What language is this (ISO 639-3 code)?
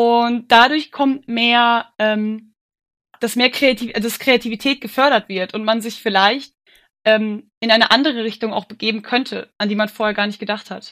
deu